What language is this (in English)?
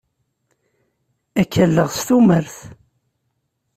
Kabyle